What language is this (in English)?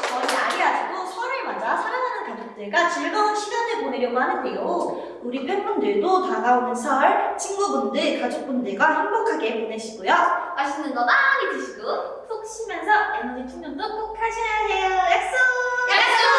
Korean